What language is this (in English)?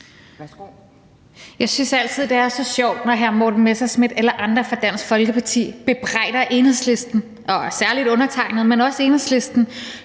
Danish